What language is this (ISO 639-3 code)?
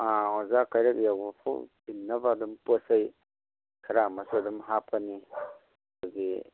mni